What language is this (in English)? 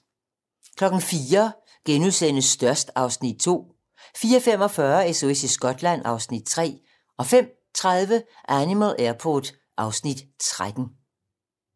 Danish